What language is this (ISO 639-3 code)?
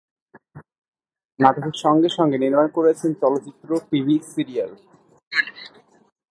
ben